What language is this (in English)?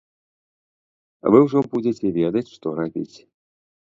Belarusian